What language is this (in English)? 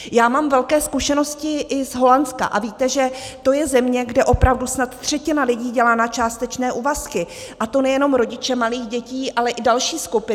Czech